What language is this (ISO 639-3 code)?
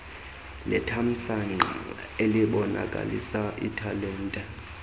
xho